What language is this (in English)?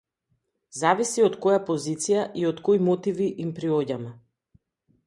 Macedonian